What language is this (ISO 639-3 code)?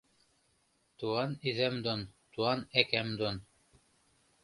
chm